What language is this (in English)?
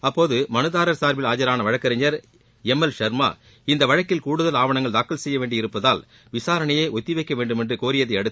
Tamil